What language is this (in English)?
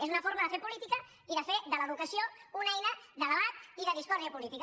Catalan